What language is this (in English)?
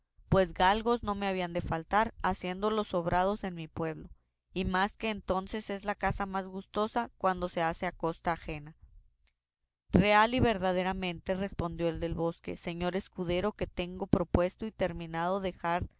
Spanish